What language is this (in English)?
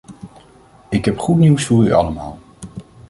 Dutch